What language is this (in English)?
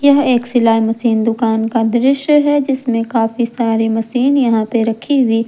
Hindi